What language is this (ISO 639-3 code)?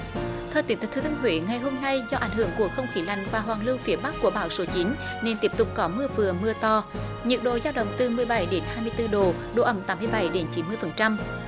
vie